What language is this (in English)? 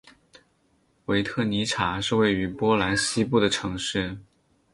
Chinese